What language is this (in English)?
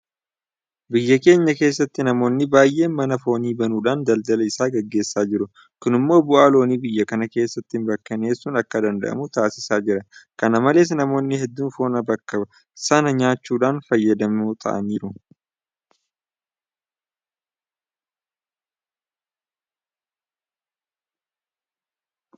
Oromo